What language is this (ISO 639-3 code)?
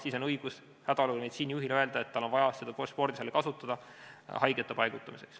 est